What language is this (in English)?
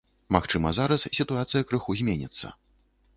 Belarusian